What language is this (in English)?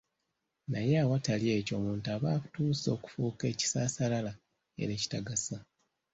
Ganda